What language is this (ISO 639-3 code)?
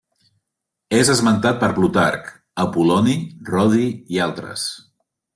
cat